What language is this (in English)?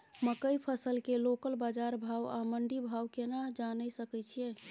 Maithili